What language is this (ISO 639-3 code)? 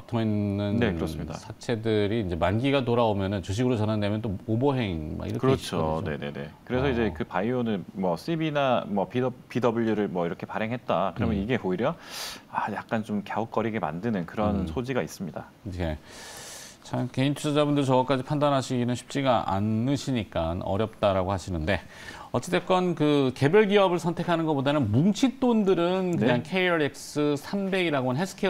kor